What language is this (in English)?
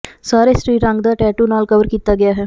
Punjabi